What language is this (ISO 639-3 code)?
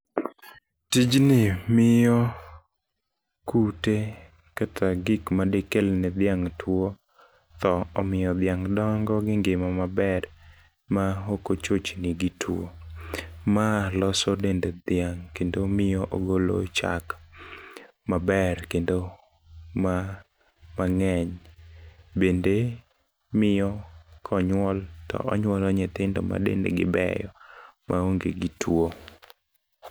luo